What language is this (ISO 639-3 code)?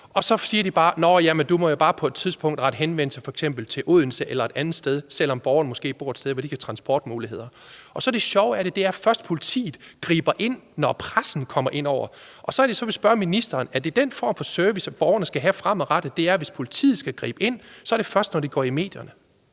dan